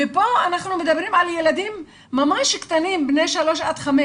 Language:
Hebrew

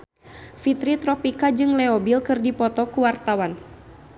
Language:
Sundanese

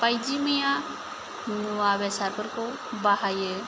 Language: Bodo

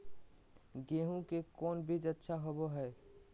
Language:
Magahi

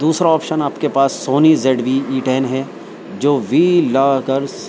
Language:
Urdu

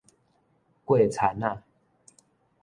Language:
Min Nan Chinese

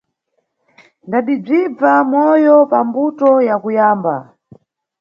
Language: Nyungwe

